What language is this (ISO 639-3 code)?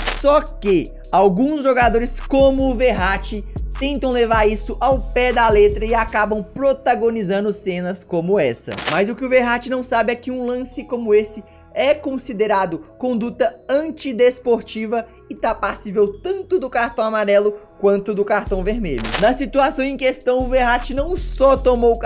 por